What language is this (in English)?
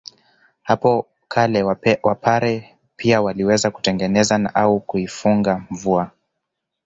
Swahili